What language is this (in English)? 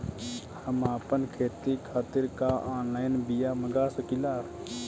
Bhojpuri